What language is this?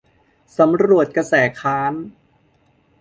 Thai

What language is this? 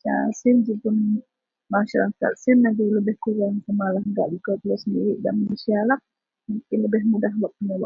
Central Melanau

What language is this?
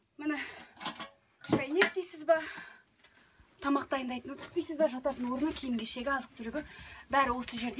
Kazakh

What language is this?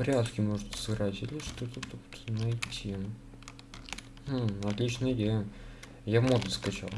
Russian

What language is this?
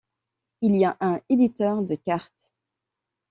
French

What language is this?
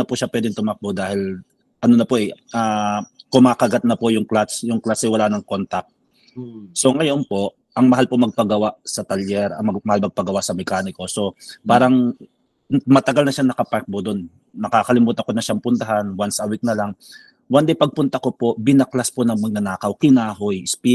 Filipino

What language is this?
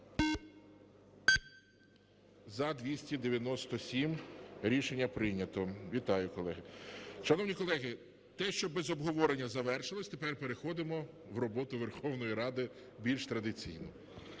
Ukrainian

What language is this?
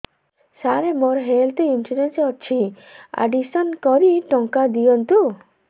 Odia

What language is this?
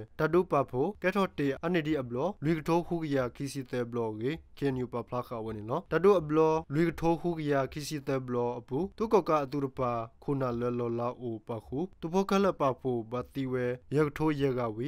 Indonesian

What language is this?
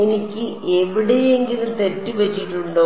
Malayalam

